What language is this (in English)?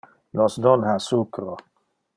Interlingua